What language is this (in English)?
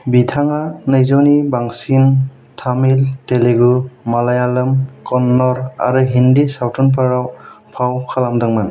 Bodo